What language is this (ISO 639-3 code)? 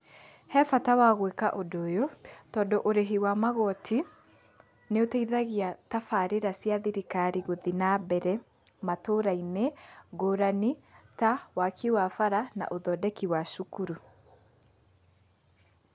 kik